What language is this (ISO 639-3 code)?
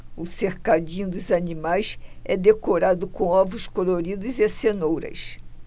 por